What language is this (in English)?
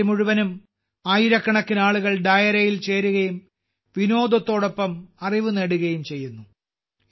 Malayalam